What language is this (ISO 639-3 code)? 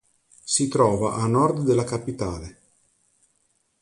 ita